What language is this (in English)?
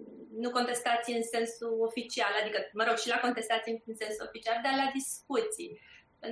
Romanian